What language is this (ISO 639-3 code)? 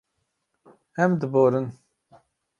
kur